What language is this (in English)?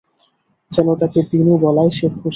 Bangla